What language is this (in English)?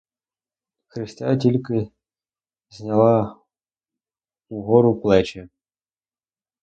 Ukrainian